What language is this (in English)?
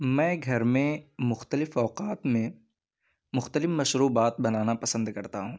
Urdu